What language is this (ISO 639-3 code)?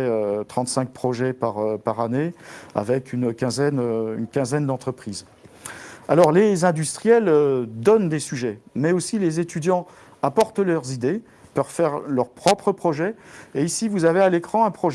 fra